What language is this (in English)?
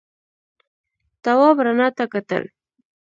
Pashto